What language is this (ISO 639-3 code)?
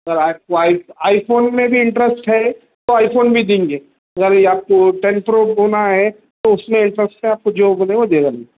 urd